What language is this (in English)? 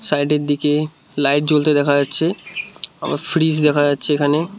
Bangla